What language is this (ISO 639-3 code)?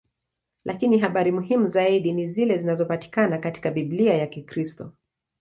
swa